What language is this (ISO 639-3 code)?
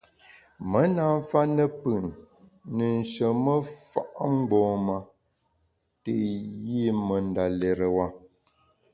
bax